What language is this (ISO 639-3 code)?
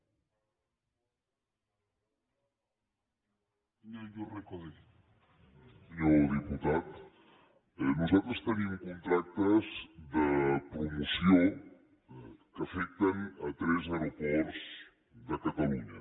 cat